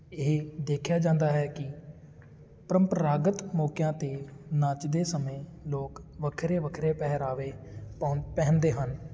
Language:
Punjabi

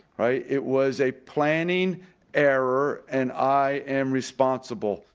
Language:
English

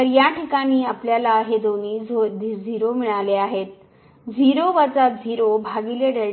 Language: Marathi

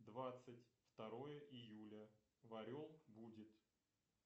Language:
Russian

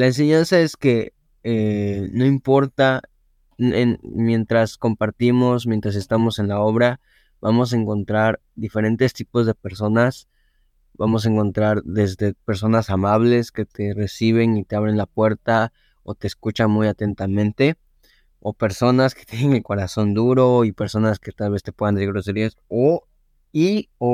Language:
Spanish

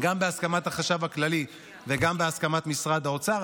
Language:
Hebrew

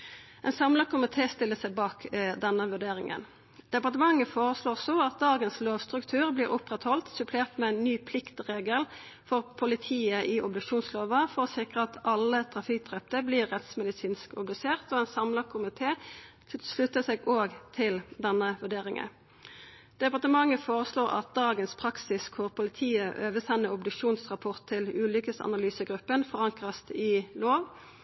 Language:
Norwegian Nynorsk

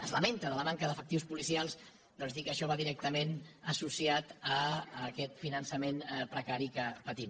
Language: Catalan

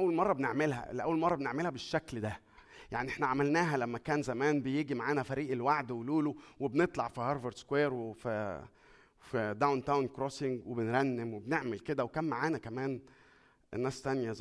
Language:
Arabic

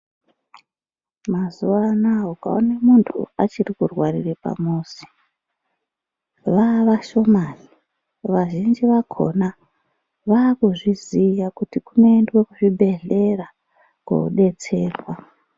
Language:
Ndau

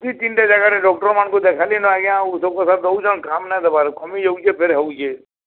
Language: Odia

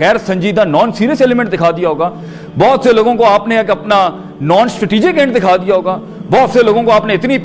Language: Urdu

